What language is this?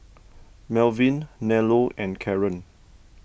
English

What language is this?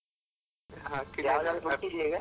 Kannada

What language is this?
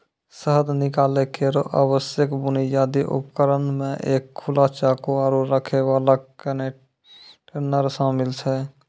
Maithili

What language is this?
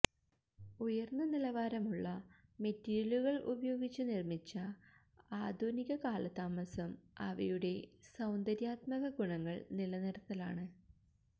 Malayalam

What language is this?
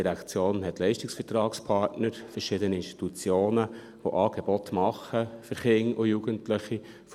Swiss German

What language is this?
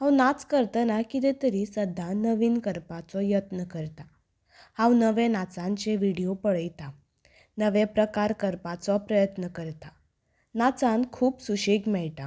Konkani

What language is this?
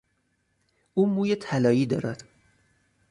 Persian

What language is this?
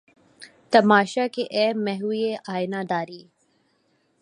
Urdu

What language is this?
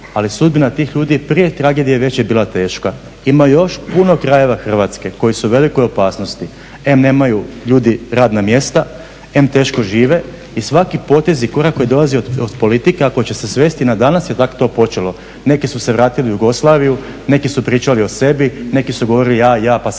Croatian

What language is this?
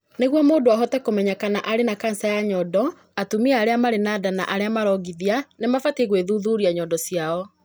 Kikuyu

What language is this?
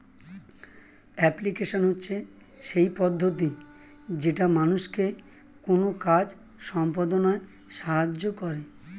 Bangla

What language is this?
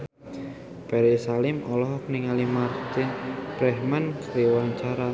Sundanese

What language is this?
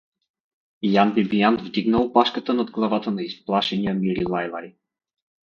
Bulgarian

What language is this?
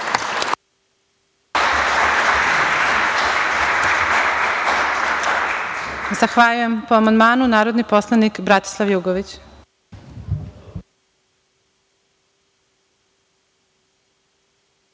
Serbian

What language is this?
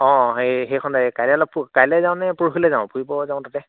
Assamese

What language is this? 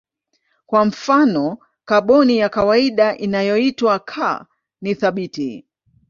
Swahili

